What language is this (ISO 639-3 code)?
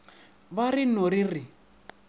nso